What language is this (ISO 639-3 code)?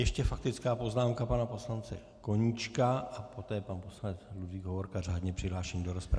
ces